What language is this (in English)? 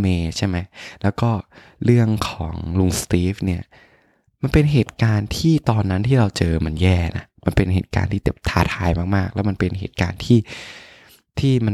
Thai